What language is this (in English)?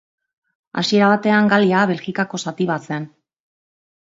Basque